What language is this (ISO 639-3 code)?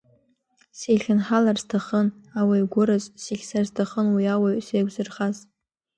abk